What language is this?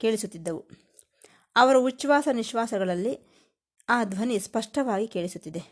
Kannada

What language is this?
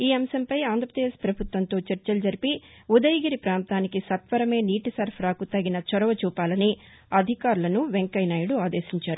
Telugu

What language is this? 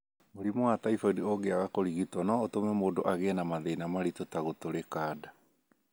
Kikuyu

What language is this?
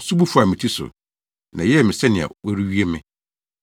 Akan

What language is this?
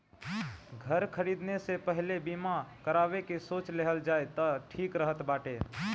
Bhojpuri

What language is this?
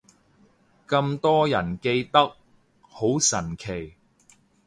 Cantonese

